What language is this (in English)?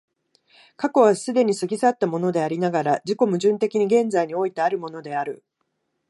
Japanese